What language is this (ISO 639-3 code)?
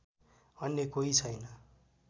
nep